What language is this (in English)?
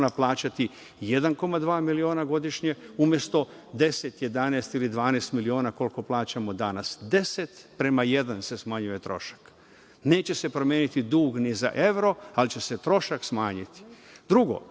Serbian